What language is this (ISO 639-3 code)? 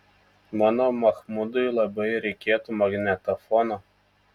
lit